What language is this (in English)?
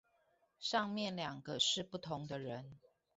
Chinese